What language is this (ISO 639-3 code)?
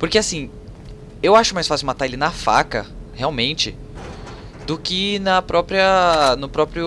por